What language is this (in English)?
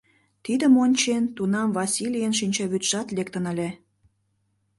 Mari